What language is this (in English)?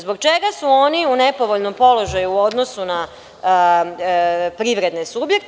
Serbian